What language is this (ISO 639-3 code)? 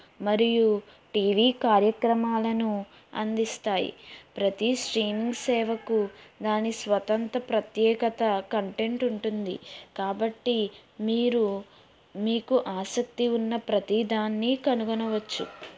tel